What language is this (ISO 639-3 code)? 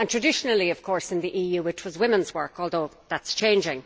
eng